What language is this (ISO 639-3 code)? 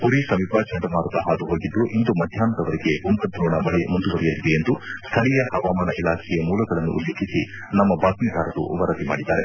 kan